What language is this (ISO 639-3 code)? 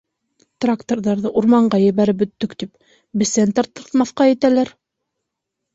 bak